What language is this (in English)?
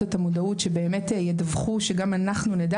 Hebrew